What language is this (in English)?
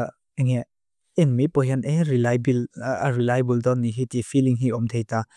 Mizo